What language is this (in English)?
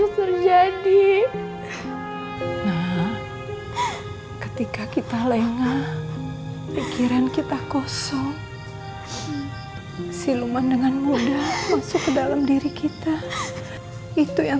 Indonesian